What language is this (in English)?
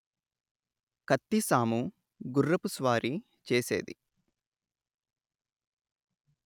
Telugu